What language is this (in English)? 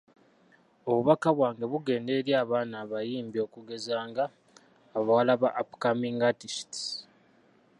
Ganda